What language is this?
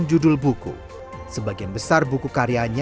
Indonesian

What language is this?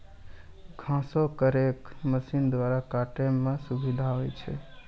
Maithili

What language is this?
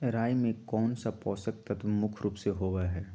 Magahi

